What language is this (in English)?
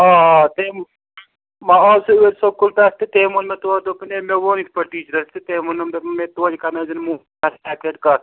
Kashmiri